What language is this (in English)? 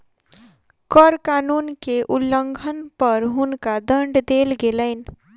Maithili